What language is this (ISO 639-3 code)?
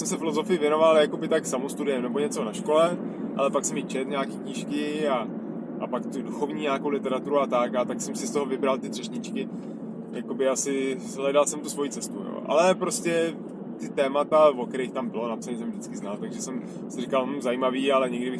ces